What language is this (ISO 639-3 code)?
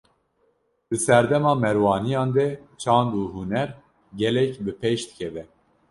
kur